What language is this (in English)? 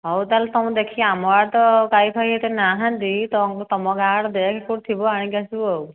Odia